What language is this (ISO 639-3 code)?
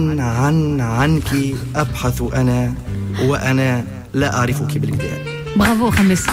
ara